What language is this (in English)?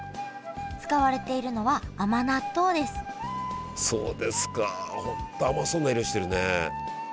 Japanese